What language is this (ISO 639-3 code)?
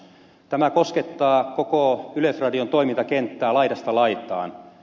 fin